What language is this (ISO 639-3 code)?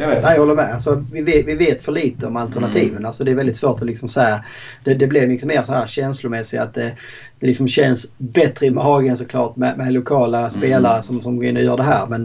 swe